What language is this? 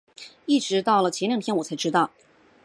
Chinese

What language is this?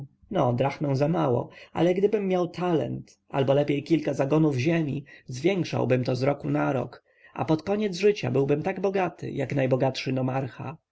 Polish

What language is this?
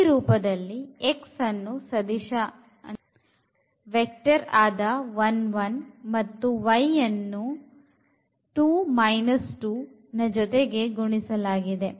Kannada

